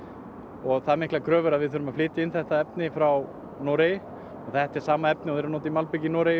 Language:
Icelandic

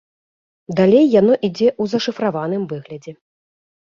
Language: Belarusian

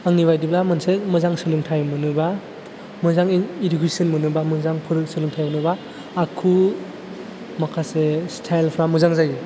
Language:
Bodo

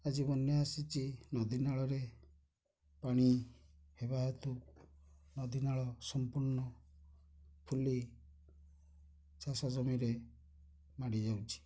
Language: Odia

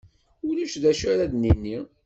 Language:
Kabyle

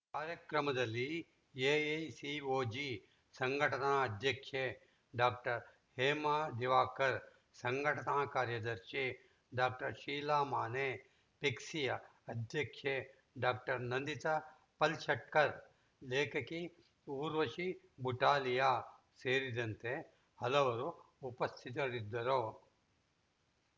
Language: Kannada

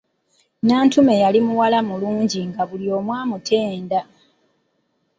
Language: Ganda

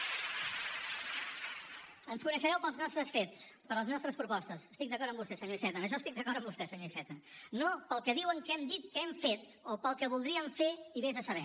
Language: Catalan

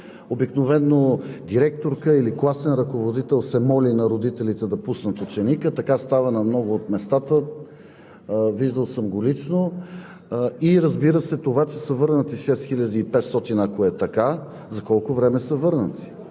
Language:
Bulgarian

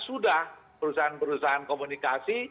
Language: Indonesian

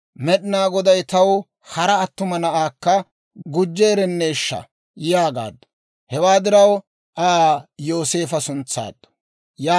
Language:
Dawro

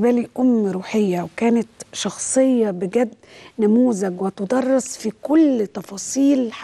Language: Arabic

